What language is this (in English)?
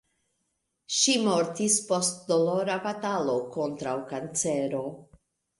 Esperanto